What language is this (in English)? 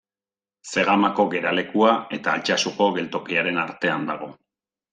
Basque